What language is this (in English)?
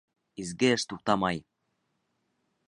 Bashkir